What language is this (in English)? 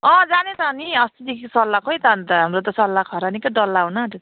Nepali